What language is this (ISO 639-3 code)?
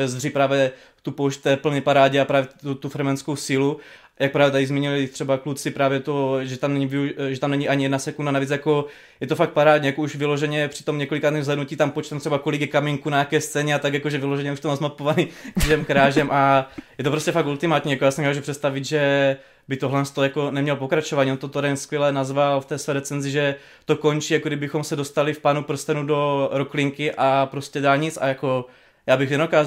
ces